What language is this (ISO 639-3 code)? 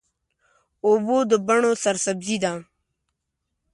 pus